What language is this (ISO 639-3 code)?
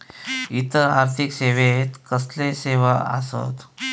mar